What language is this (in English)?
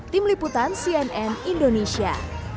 Indonesian